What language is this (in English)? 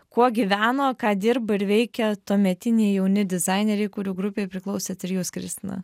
Lithuanian